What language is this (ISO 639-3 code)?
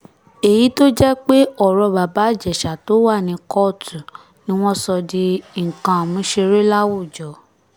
yor